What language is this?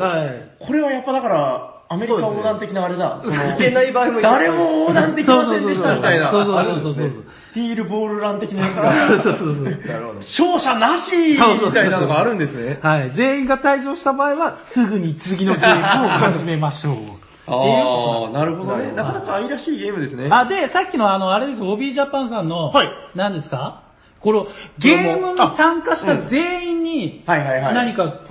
Japanese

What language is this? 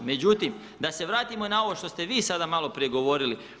Croatian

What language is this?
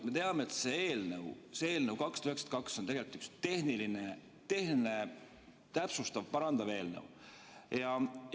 Estonian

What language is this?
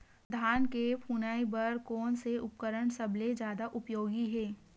Chhattisgarhi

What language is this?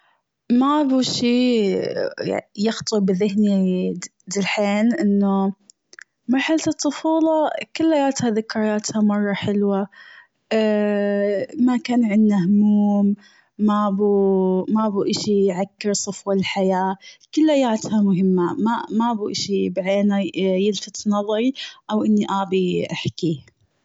Gulf Arabic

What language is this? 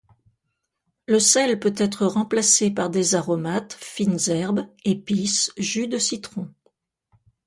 French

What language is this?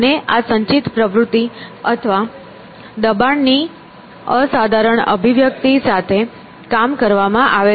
Gujarati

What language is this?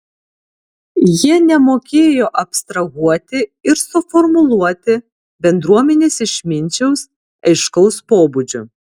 Lithuanian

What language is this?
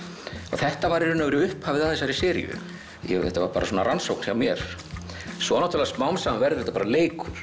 Icelandic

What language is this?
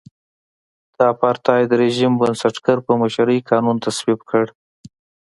Pashto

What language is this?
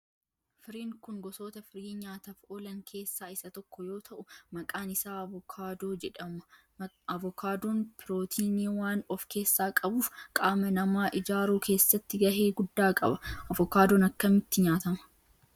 Oromo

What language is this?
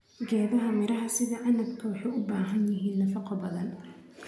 Somali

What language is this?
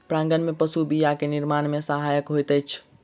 Maithili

